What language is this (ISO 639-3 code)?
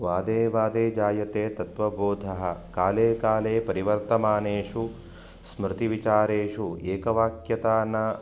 san